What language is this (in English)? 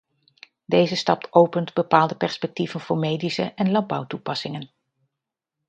Dutch